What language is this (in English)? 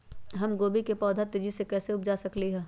Magahi